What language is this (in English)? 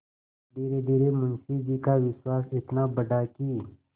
Hindi